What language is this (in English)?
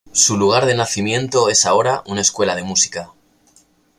Spanish